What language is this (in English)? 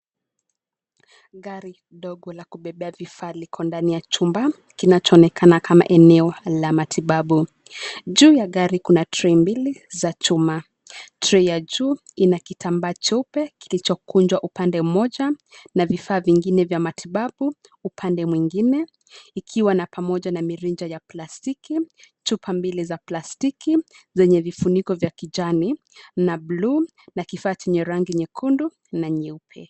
Swahili